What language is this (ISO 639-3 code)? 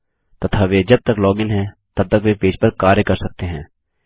hin